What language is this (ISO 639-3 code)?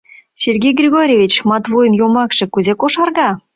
chm